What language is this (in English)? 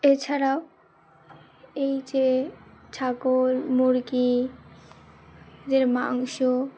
Bangla